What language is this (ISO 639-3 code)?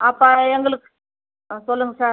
tam